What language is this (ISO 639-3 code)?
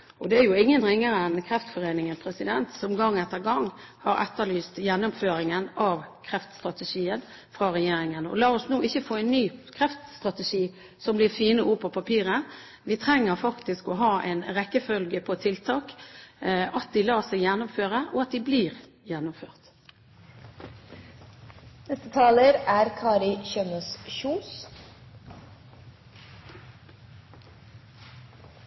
nob